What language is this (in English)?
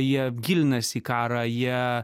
Lithuanian